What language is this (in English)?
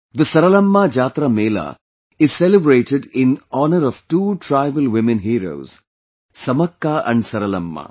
English